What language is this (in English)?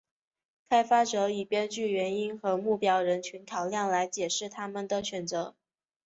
Chinese